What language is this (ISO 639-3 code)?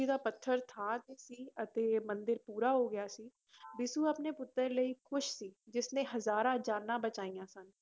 pan